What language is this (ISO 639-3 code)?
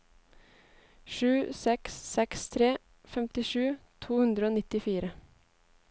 nor